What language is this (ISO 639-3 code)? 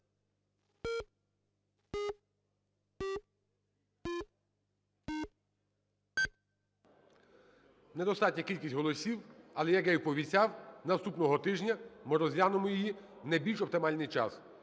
ukr